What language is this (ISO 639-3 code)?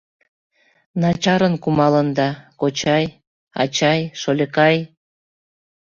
chm